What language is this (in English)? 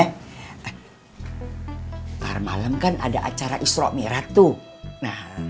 Indonesian